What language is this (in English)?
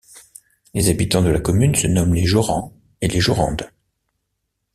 French